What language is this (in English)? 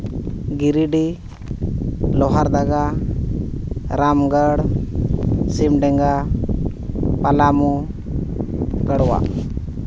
Santali